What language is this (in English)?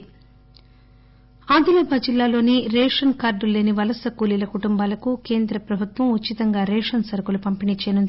Telugu